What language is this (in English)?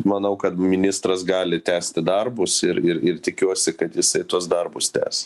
Lithuanian